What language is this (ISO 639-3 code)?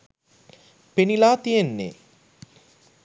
sin